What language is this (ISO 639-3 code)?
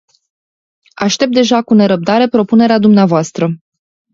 ron